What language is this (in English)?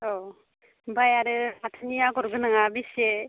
Bodo